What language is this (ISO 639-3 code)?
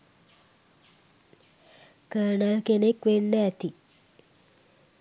sin